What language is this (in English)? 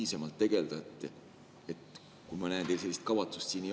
Estonian